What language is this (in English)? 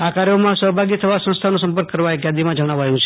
Gujarati